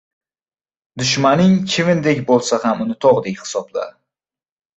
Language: Uzbek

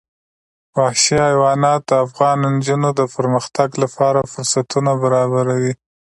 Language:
Pashto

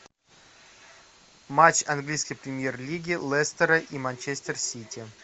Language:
Russian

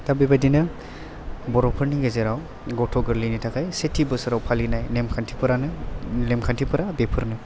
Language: Bodo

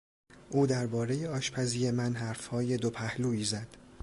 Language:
Persian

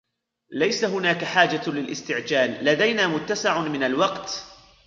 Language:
Arabic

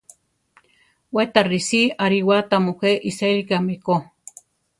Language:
Central Tarahumara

